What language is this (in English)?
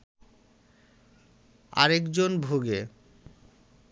Bangla